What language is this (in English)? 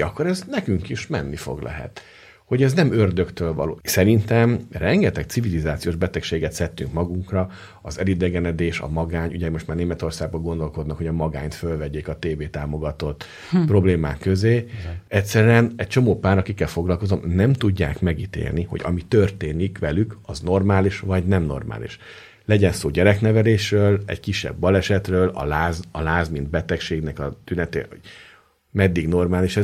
Hungarian